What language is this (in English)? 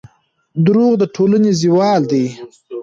Pashto